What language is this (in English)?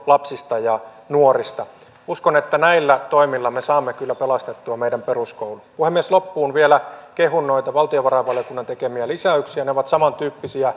Finnish